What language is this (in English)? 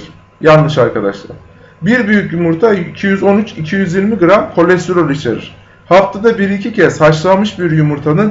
Turkish